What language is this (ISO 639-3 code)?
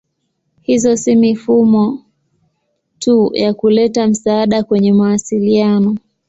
swa